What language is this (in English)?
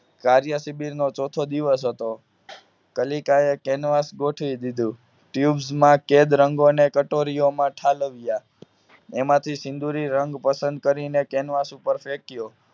Gujarati